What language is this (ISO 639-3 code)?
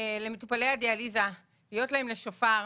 heb